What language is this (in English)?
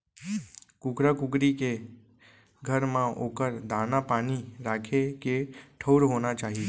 Chhattisgarhi